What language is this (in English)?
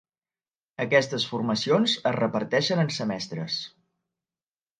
Catalan